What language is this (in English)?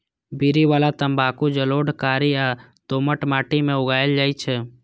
Maithili